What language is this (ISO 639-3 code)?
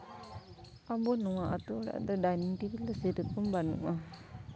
sat